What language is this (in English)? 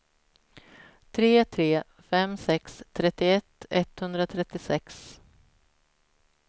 Swedish